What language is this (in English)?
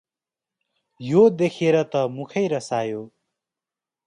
Nepali